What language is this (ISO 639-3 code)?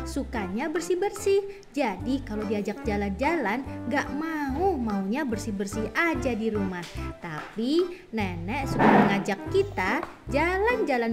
ind